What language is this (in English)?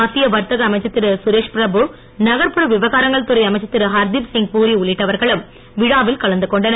Tamil